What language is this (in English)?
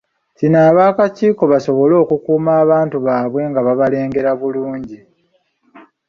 Ganda